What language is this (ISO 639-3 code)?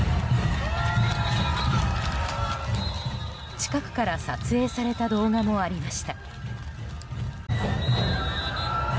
jpn